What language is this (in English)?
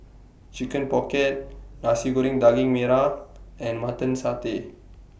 English